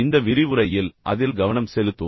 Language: Tamil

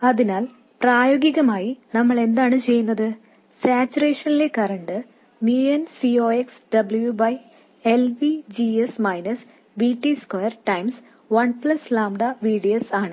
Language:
Malayalam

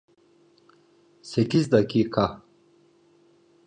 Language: Turkish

